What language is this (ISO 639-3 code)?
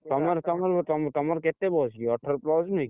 ori